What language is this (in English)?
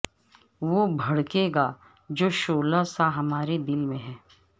Urdu